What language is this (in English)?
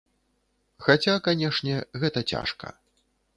Belarusian